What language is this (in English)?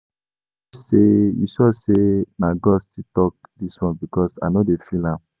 Nigerian Pidgin